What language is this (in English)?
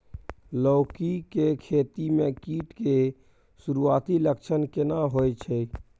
Maithili